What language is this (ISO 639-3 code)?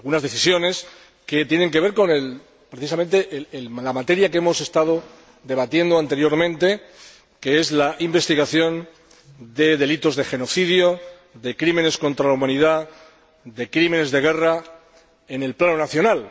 spa